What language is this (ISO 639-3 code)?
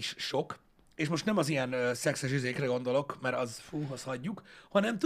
hun